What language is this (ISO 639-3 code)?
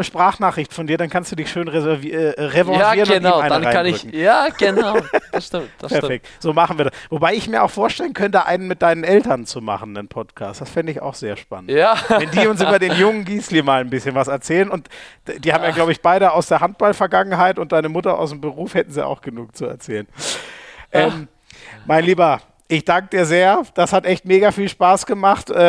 deu